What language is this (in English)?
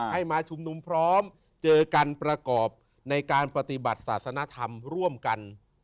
Thai